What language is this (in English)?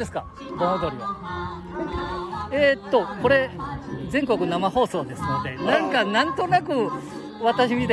Japanese